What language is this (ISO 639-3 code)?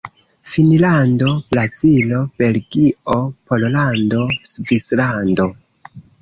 epo